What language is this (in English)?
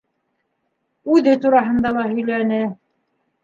Bashkir